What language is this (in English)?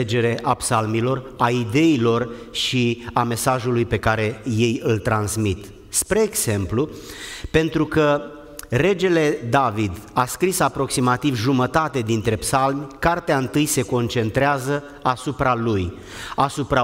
Romanian